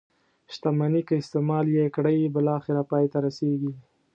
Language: Pashto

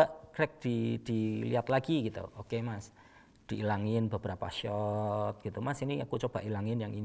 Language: Indonesian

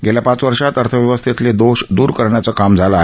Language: Marathi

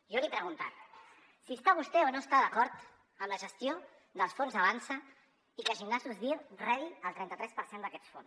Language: Catalan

